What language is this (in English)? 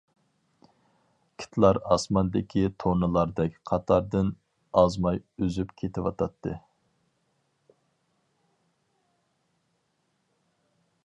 Uyghur